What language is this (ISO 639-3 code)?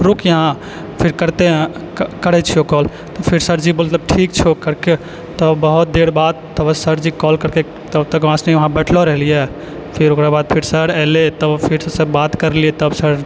mai